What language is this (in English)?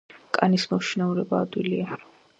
Georgian